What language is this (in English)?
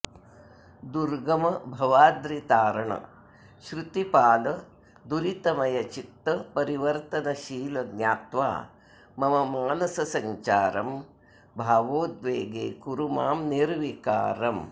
Sanskrit